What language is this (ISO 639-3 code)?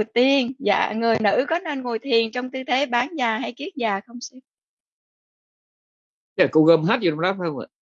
vie